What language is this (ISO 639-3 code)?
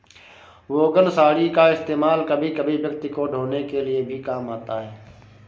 hin